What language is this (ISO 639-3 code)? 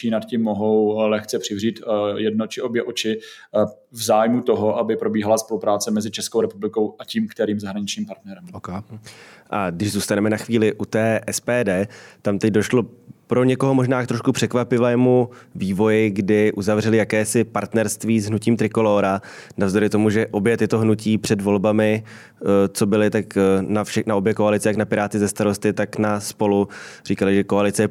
ces